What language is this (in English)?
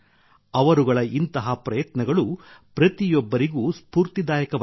Kannada